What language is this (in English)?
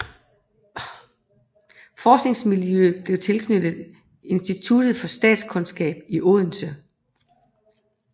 Danish